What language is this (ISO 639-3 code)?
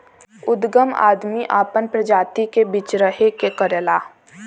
bho